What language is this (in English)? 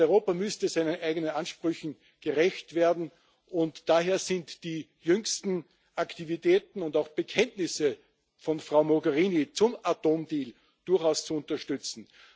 German